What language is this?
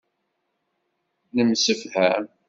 Kabyle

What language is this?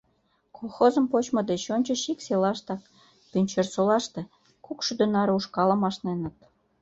Mari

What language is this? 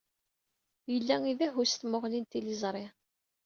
Kabyle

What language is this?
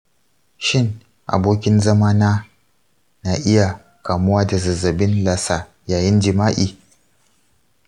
Hausa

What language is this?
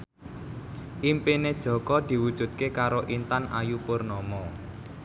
Javanese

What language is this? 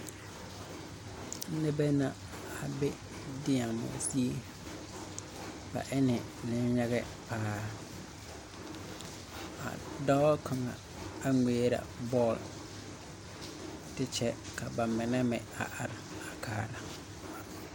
Southern Dagaare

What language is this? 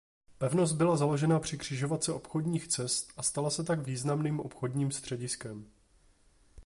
Czech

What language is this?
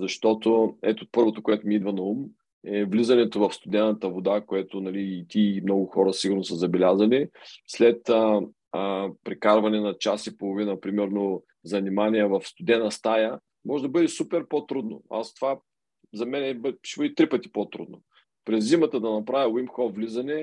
Bulgarian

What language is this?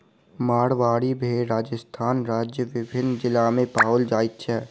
Maithili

